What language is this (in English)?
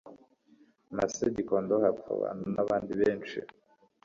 Kinyarwanda